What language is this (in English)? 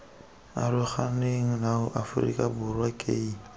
Tswana